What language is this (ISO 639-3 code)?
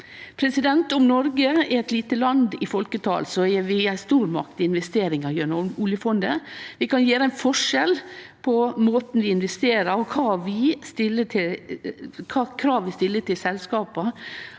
nor